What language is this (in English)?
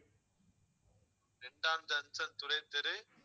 Tamil